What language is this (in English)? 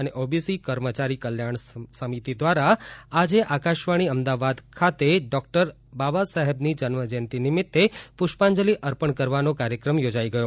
Gujarati